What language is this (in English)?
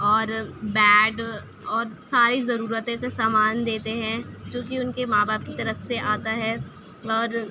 Urdu